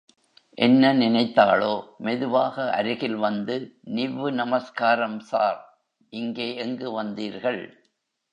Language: Tamil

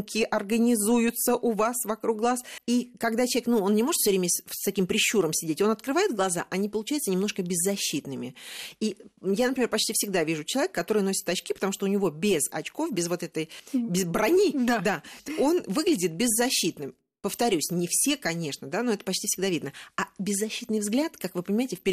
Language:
Russian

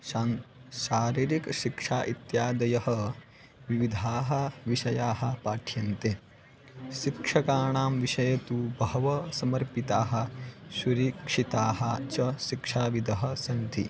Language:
Sanskrit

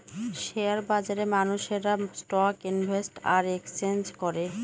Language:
Bangla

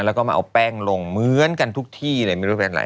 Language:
Thai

